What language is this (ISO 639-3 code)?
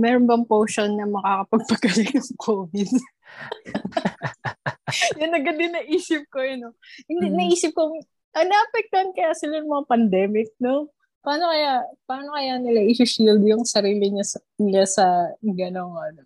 fil